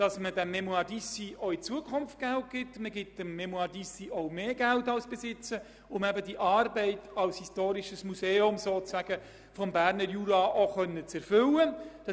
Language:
Swiss German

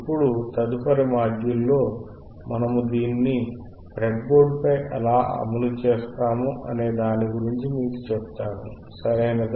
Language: Telugu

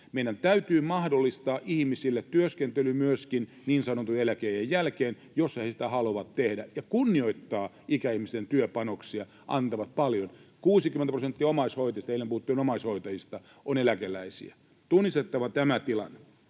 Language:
Finnish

